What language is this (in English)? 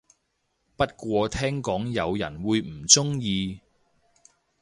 Cantonese